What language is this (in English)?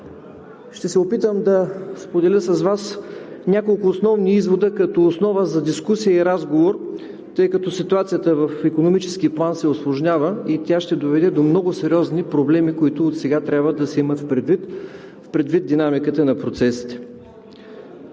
Bulgarian